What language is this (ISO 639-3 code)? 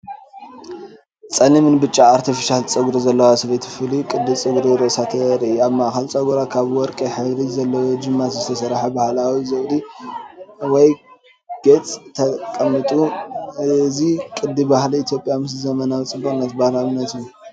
tir